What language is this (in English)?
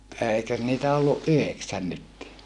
Finnish